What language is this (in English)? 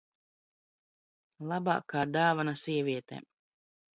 Latvian